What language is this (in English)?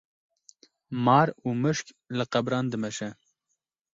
Kurdish